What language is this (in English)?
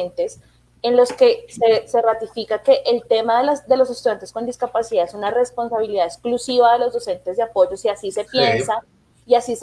Spanish